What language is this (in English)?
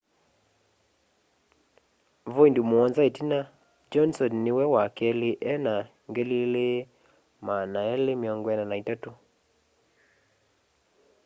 Kamba